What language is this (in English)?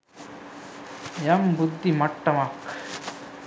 Sinhala